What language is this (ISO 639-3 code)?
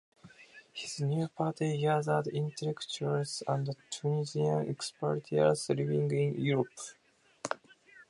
eng